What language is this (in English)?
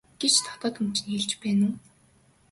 Mongolian